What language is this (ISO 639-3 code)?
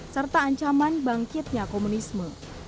ind